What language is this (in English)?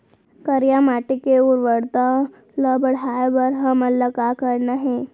Chhattisgarhi